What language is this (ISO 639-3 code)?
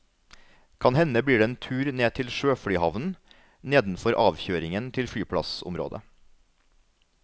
nor